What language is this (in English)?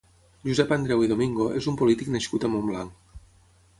Catalan